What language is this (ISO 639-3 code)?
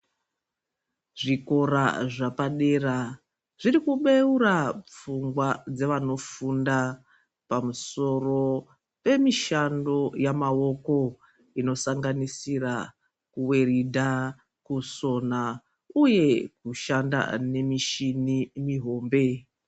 ndc